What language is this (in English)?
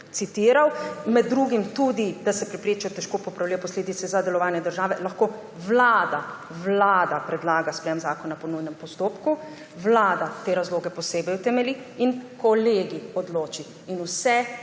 Slovenian